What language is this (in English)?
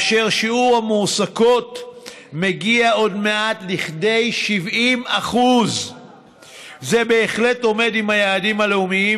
Hebrew